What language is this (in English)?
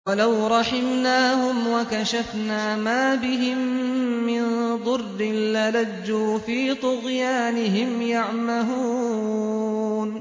Arabic